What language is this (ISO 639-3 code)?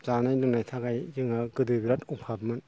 brx